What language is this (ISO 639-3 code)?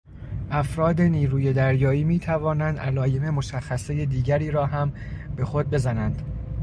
fas